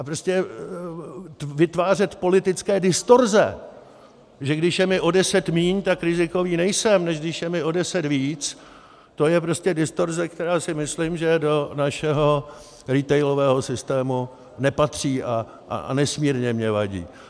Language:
Czech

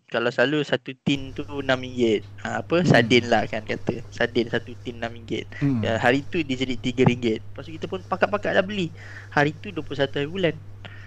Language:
Malay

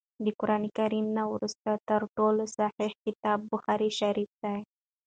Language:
Pashto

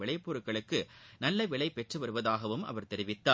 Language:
Tamil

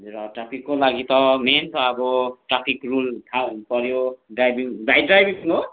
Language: Nepali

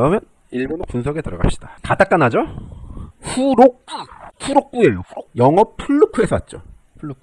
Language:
Korean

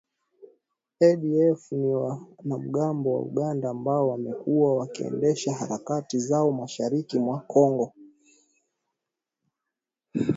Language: Swahili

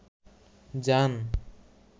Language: Bangla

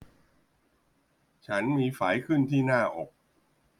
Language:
Thai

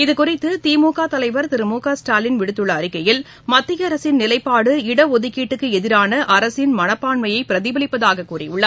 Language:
Tamil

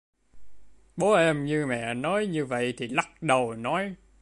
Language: Vietnamese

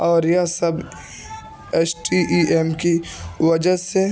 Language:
Urdu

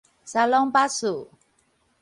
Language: Min Nan Chinese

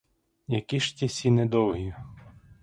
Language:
Ukrainian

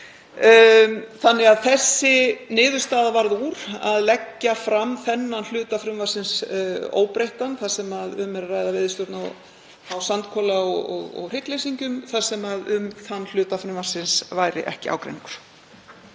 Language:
Icelandic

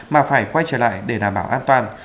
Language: Vietnamese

